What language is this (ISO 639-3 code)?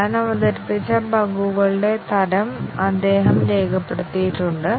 mal